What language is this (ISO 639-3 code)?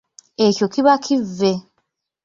lug